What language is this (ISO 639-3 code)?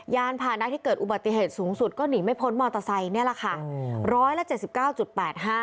tha